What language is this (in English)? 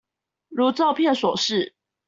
Chinese